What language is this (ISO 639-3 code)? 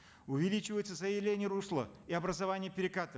kaz